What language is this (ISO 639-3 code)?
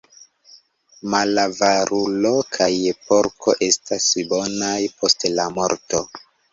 epo